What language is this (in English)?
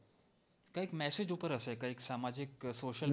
Gujarati